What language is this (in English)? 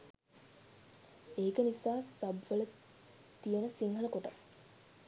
Sinhala